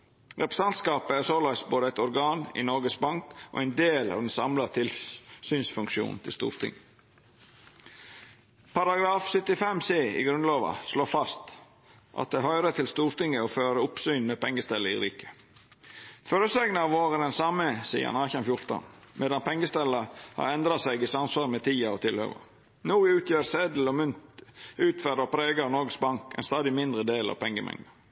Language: Norwegian Nynorsk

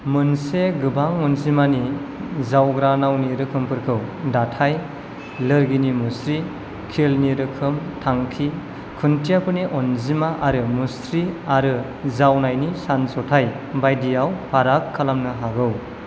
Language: Bodo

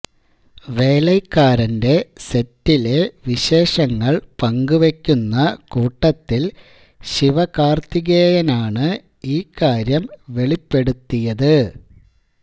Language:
Malayalam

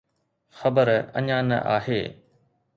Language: Sindhi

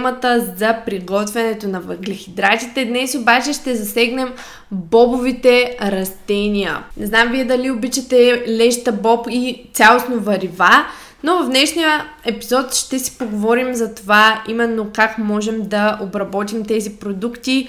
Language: Bulgarian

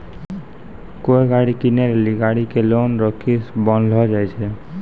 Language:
Maithili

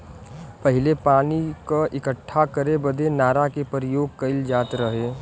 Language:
Bhojpuri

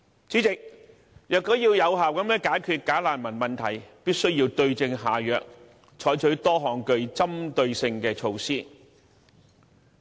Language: Cantonese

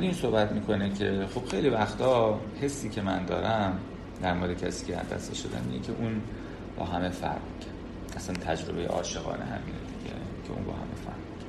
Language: Persian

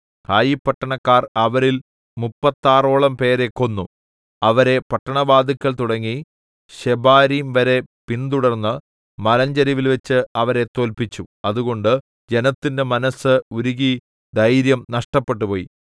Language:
Malayalam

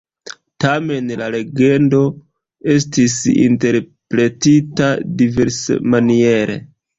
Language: Esperanto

